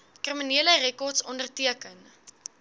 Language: Afrikaans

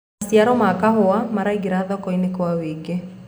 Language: Kikuyu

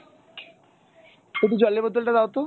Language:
Bangla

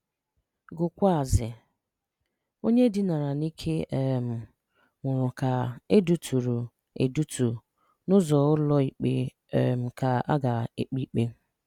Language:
Igbo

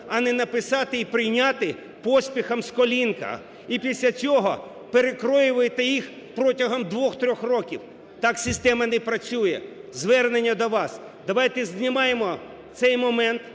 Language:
Ukrainian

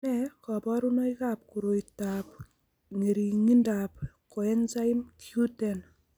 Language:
Kalenjin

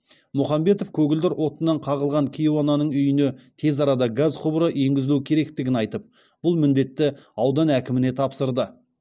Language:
Kazakh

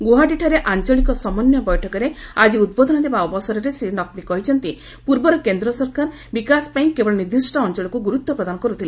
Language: Odia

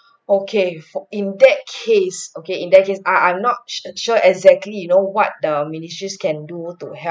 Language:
English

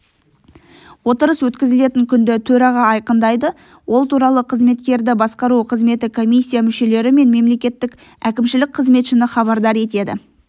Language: Kazakh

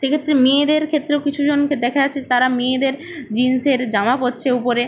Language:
Bangla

